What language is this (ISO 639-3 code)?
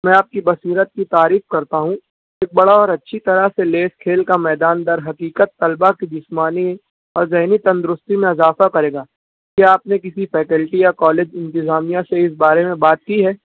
urd